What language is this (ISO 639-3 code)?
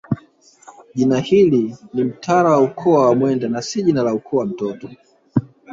swa